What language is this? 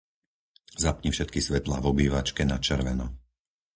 Slovak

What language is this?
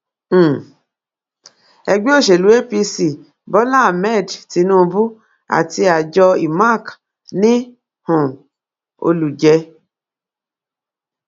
Yoruba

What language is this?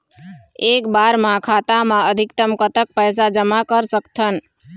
Chhattisgarhi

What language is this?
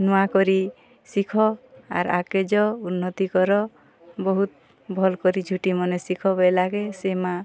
Odia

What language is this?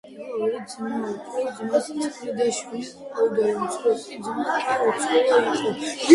Georgian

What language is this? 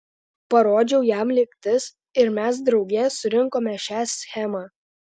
Lithuanian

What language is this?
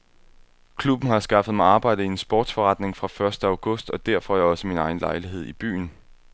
Danish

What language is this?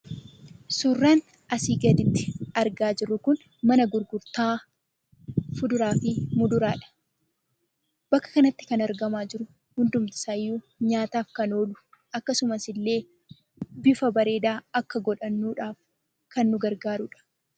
Oromo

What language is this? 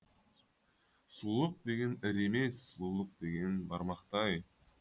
Kazakh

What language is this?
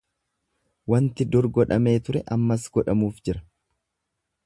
Oromo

